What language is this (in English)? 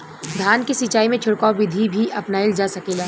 Bhojpuri